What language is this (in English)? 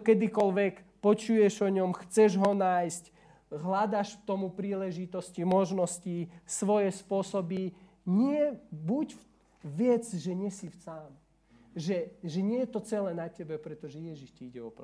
Slovak